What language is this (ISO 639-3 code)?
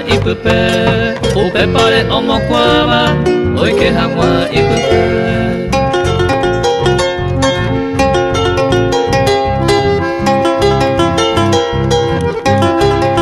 ron